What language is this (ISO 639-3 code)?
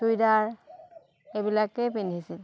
asm